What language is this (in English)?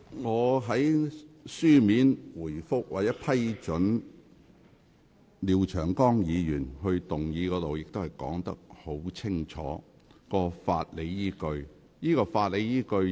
Cantonese